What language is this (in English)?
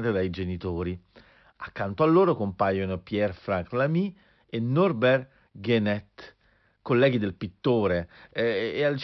Italian